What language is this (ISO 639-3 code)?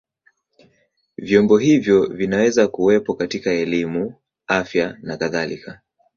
swa